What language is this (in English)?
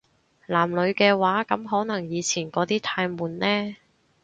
Cantonese